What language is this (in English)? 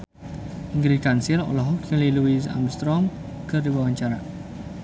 Sundanese